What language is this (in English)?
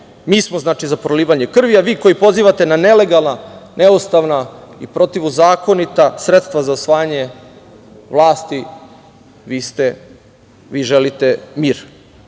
Serbian